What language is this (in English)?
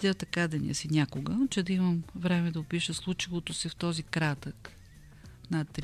Bulgarian